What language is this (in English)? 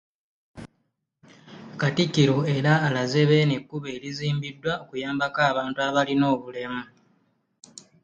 Ganda